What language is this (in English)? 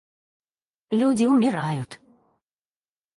Russian